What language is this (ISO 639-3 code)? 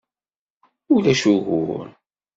kab